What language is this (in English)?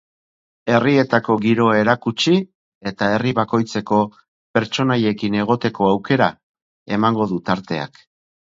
Basque